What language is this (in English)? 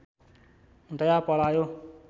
Nepali